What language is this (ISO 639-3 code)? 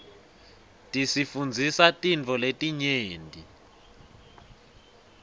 ssw